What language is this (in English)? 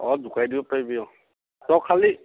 Assamese